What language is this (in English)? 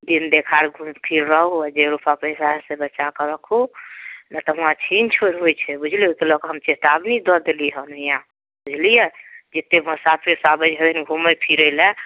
Maithili